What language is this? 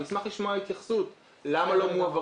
Hebrew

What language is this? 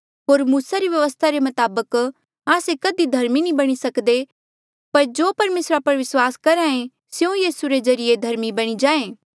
Mandeali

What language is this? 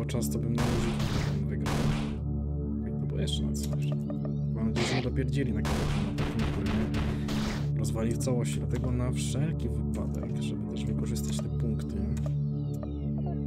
Polish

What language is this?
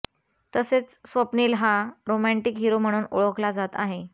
Marathi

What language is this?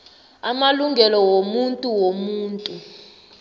South Ndebele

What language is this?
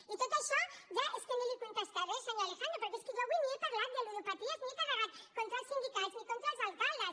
Catalan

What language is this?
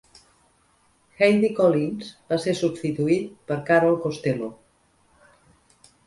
Catalan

